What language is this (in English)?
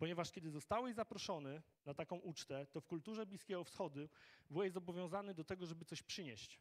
Polish